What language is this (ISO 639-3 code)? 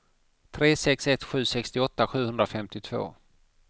swe